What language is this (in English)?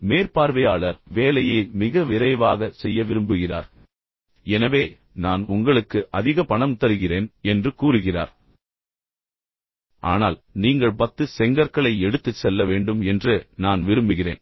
Tamil